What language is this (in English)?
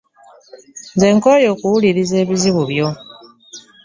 Ganda